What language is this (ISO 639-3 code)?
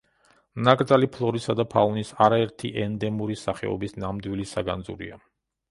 kat